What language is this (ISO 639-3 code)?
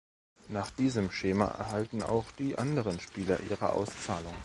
deu